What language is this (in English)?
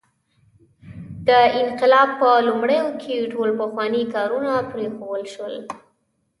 Pashto